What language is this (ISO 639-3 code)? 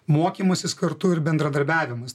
lit